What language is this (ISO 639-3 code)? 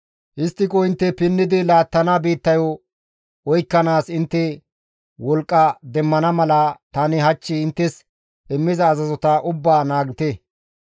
gmv